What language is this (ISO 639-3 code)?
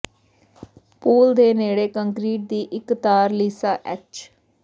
pan